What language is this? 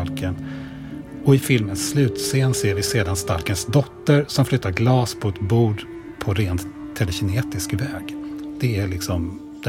Swedish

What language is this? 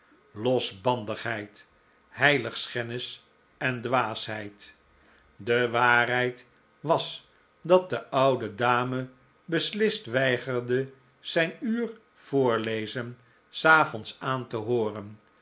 Dutch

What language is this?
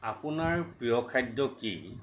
Assamese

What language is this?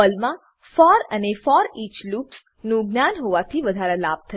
Gujarati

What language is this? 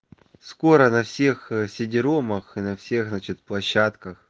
Russian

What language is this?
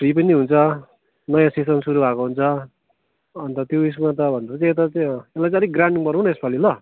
Nepali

